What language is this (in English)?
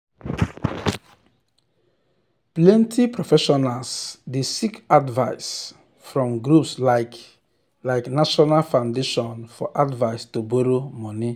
Nigerian Pidgin